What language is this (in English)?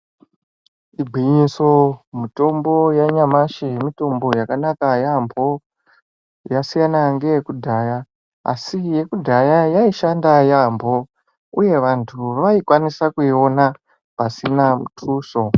Ndau